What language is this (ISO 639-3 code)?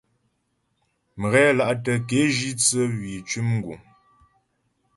bbj